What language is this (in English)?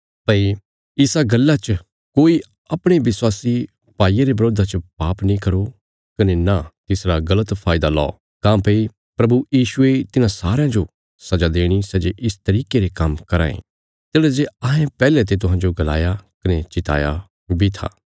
Bilaspuri